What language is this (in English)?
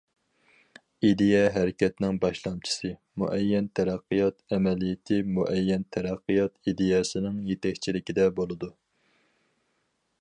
Uyghur